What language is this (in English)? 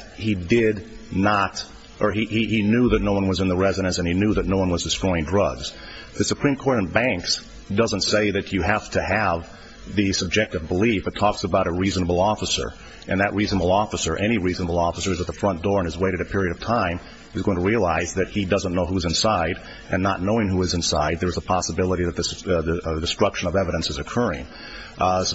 English